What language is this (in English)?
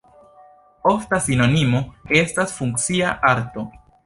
Esperanto